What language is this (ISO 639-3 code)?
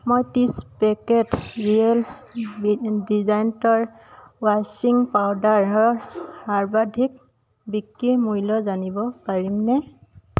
asm